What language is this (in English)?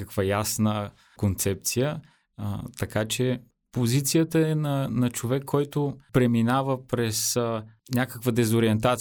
Bulgarian